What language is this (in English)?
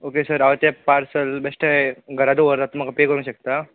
Konkani